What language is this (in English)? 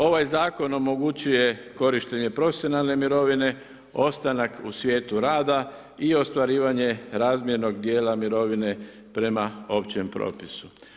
Croatian